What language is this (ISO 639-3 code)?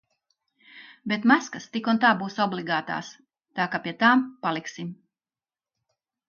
lav